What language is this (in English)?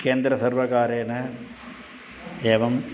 Sanskrit